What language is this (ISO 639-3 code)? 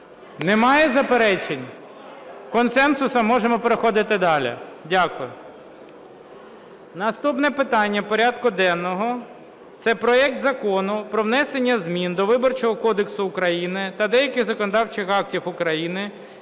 ukr